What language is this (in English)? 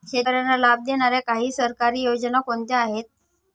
Marathi